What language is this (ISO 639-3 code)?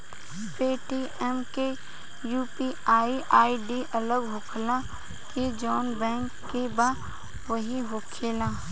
bho